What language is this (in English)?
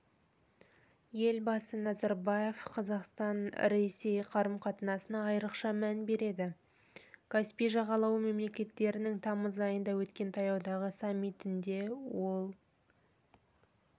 Kazakh